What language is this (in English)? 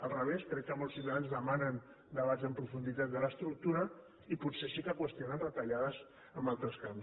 Catalan